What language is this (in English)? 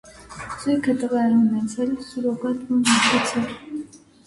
Armenian